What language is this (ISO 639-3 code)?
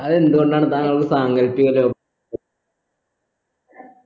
mal